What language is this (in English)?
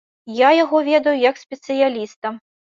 Belarusian